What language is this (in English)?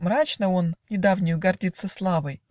Russian